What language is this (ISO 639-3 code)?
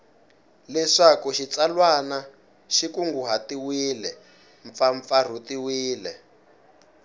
tso